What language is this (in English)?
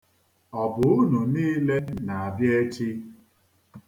Igbo